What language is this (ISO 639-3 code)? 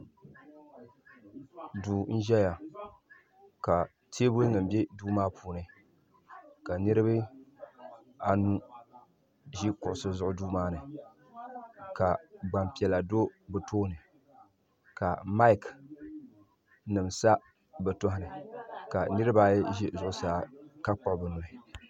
dag